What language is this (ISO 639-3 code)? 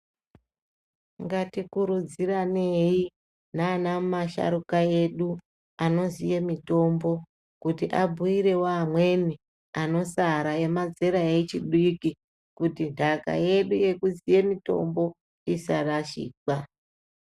ndc